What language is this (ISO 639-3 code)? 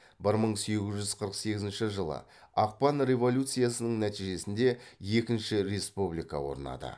kaz